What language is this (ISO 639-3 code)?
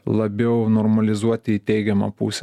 lit